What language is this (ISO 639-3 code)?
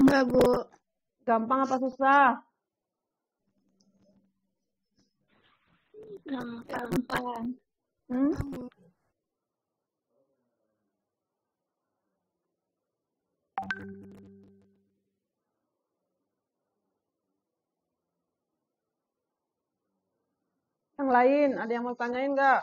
ind